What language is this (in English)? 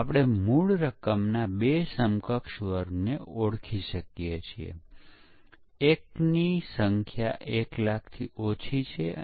Gujarati